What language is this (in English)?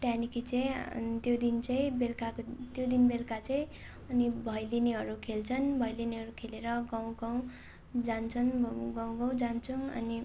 Nepali